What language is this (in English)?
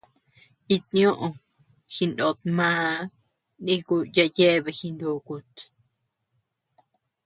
Tepeuxila Cuicatec